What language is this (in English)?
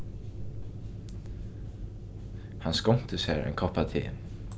Faroese